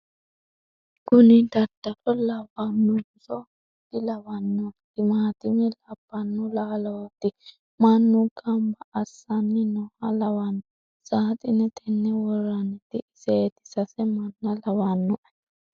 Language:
Sidamo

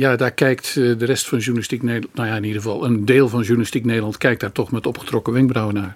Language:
Dutch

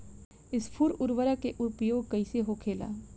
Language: Bhojpuri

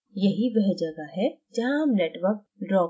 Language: Hindi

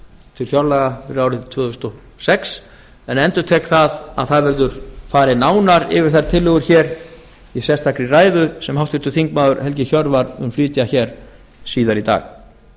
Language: Icelandic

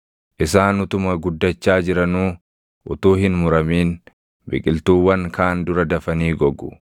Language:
Oromo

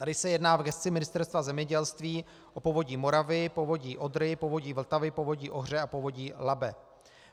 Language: Czech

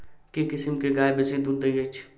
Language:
Maithili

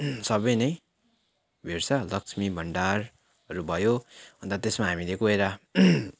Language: Nepali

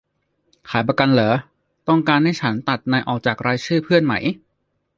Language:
Thai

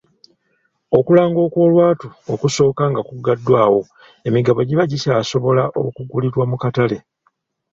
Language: Ganda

